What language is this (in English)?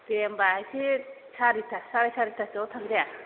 Bodo